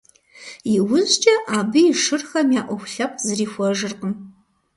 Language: Kabardian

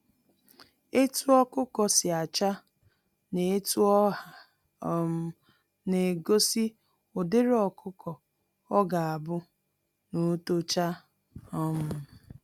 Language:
Igbo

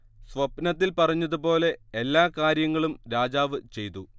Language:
Malayalam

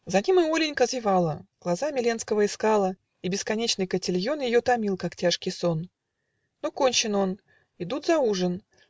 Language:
Russian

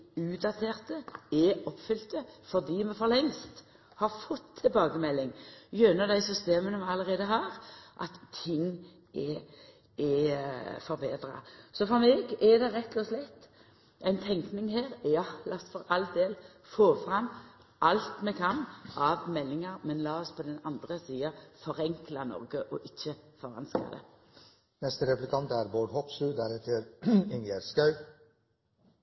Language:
Norwegian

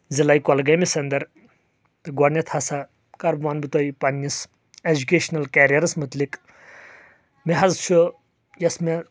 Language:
Kashmiri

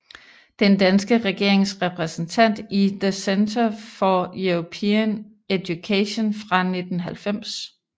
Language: Danish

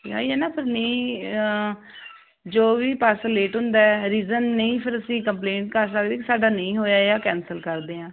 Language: Punjabi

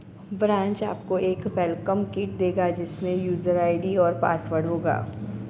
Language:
Hindi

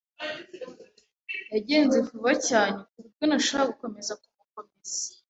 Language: Kinyarwanda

